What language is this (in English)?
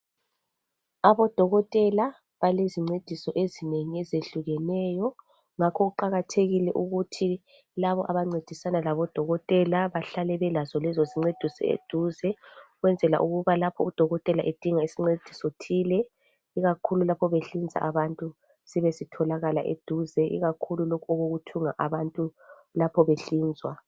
North Ndebele